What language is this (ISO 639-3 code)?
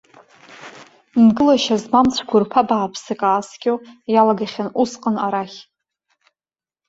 abk